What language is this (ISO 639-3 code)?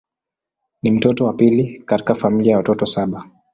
swa